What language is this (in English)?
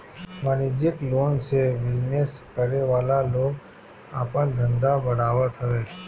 Bhojpuri